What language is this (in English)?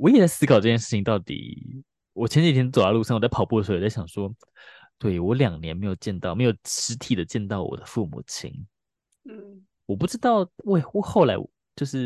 Chinese